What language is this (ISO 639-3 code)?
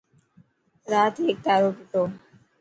mki